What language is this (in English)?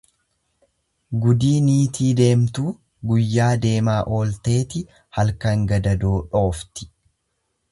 Oromo